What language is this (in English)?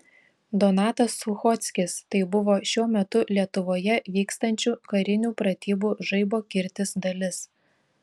Lithuanian